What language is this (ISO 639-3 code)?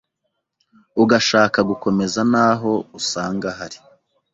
kin